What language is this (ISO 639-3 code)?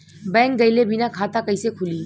bho